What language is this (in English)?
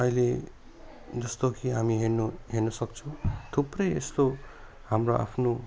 Nepali